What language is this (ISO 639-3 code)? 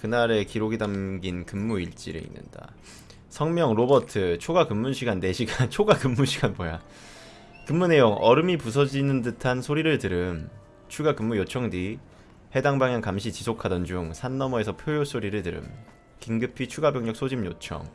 kor